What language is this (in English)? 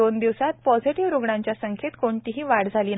Marathi